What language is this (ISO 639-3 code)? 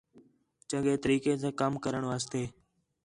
xhe